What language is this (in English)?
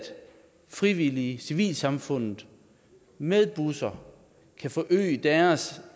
Danish